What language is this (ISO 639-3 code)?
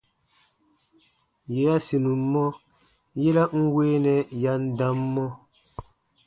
bba